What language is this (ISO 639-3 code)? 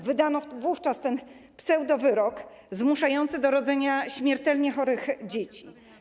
pol